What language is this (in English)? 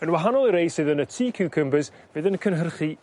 Welsh